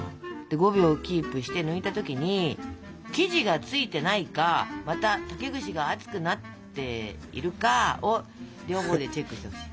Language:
Japanese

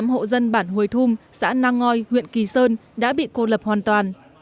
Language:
Vietnamese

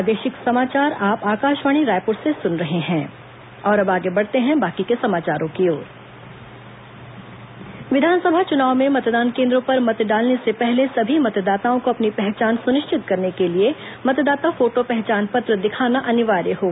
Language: Hindi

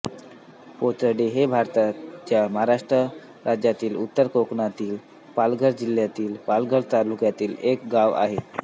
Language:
Marathi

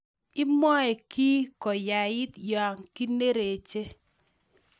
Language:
Kalenjin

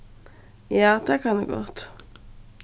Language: Faroese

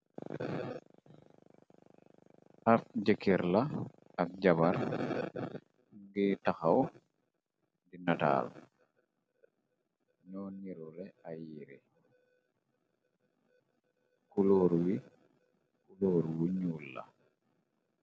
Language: Wolof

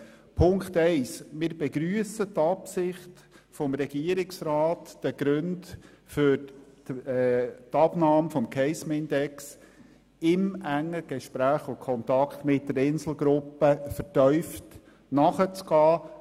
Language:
Swiss German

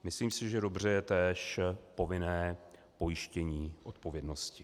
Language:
Czech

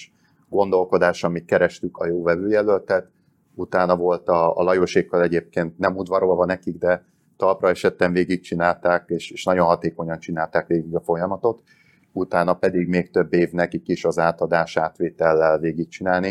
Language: Hungarian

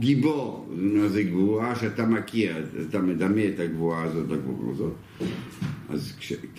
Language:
Hebrew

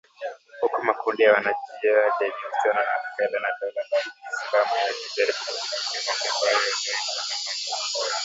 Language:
Swahili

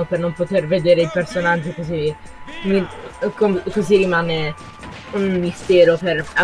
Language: Italian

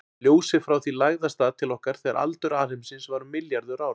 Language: Icelandic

